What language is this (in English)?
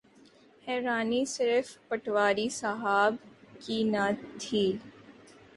Urdu